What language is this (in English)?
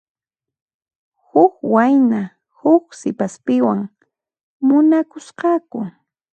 Puno Quechua